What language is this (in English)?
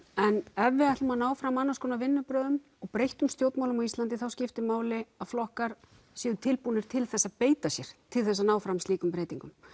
Icelandic